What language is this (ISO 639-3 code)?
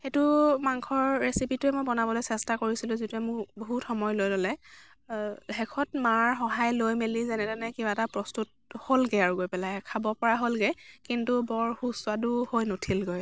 asm